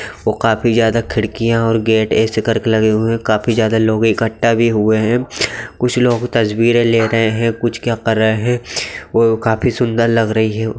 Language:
Magahi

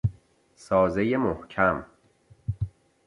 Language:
Persian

